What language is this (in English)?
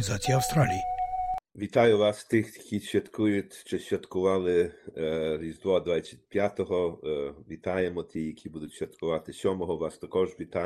Ukrainian